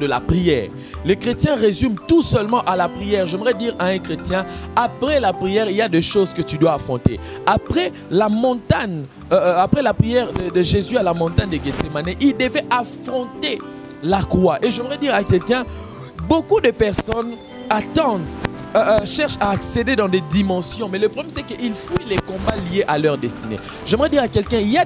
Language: French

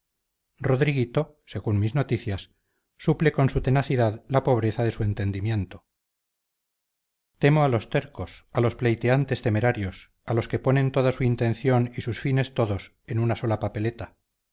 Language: Spanish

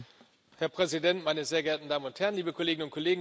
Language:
German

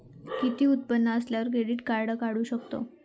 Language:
Marathi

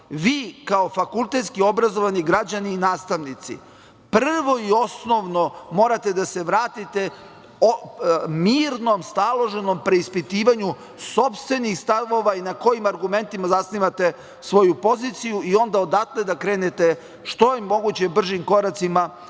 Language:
Serbian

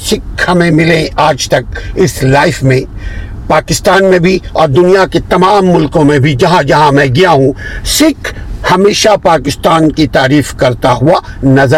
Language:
Urdu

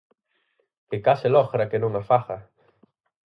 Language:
Galician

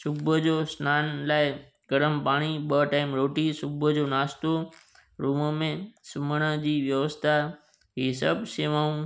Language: Sindhi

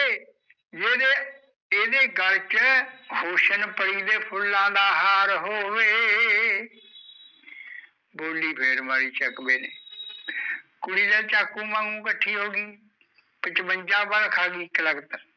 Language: Punjabi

